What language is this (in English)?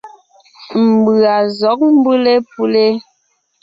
Ngiemboon